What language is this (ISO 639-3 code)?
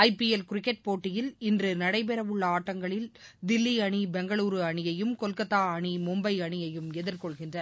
tam